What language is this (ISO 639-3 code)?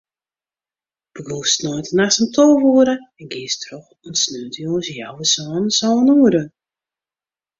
fry